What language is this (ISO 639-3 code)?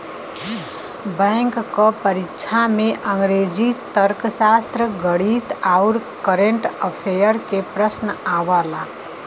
bho